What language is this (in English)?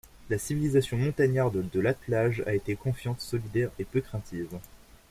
French